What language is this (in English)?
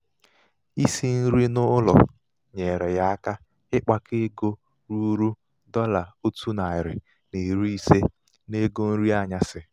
Igbo